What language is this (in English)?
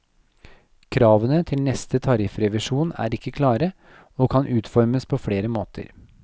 Norwegian